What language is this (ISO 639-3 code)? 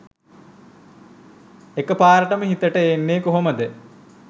sin